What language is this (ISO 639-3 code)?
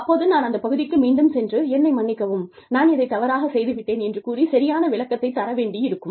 tam